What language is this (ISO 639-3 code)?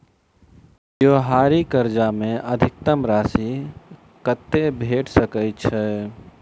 mai